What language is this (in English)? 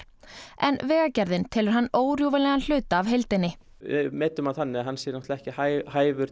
Icelandic